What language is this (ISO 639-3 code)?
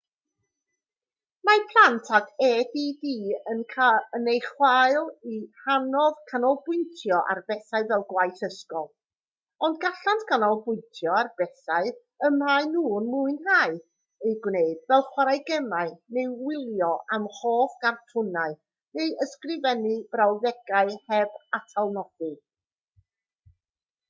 cym